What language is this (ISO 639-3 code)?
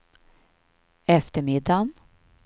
swe